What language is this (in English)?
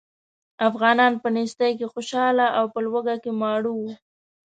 Pashto